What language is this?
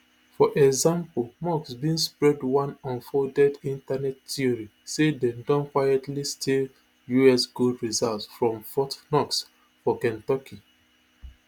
Nigerian Pidgin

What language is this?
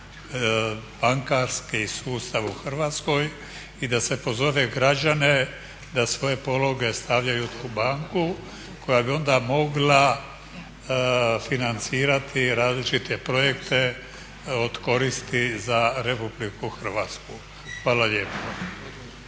Croatian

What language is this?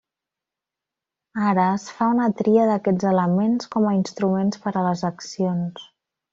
Catalan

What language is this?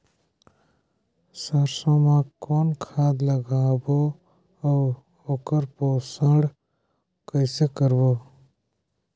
Chhattisgarhi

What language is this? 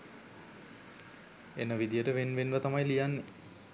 Sinhala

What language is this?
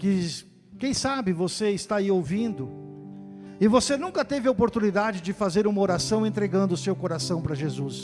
Portuguese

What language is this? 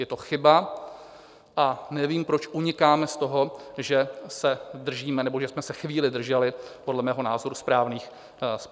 Czech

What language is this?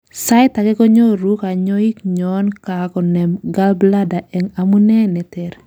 Kalenjin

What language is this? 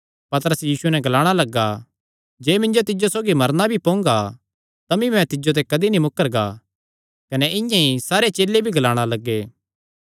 Kangri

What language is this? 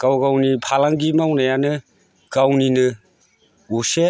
Bodo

